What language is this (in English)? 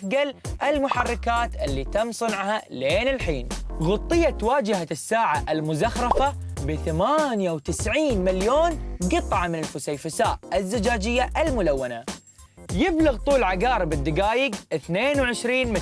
Arabic